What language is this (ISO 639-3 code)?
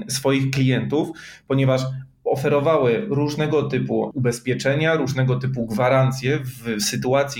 pol